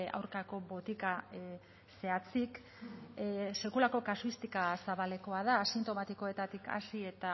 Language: Basque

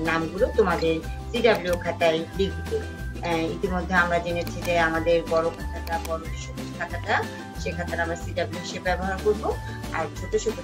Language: Romanian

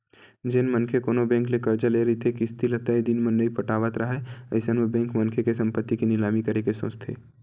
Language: Chhattisgarhi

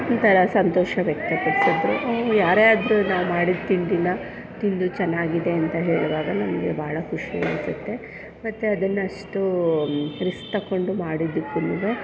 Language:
Kannada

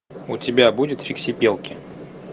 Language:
Russian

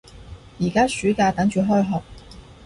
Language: Cantonese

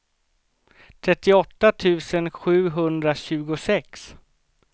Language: Swedish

